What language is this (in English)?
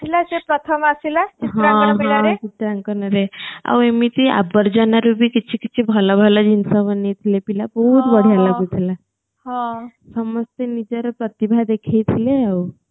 Odia